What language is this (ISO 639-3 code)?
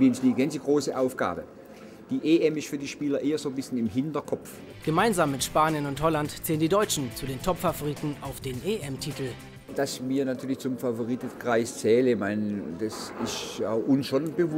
deu